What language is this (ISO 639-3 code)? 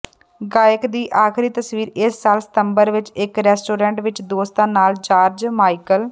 pan